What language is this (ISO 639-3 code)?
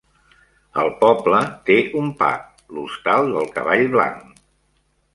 cat